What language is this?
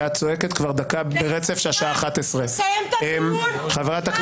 Hebrew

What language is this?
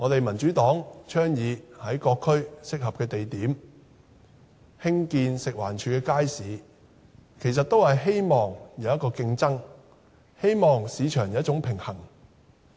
Cantonese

